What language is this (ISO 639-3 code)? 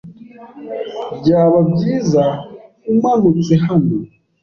kin